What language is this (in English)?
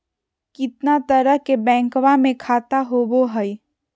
Magahi